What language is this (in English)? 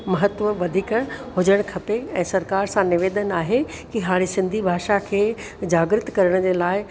Sindhi